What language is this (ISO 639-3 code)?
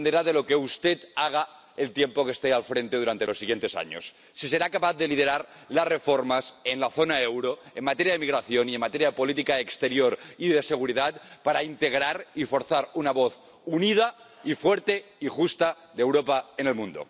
spa